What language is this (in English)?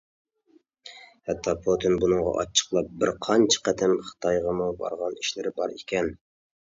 Uyghur